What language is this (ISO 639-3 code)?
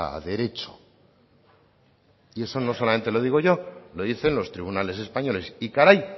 spa